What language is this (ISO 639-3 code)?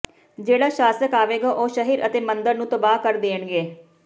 pan